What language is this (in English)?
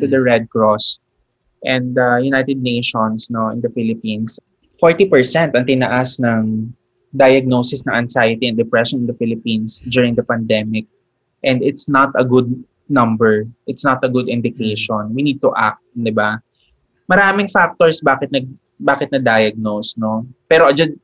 Filipino